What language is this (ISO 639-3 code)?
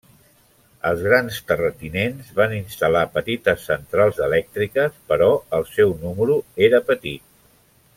cat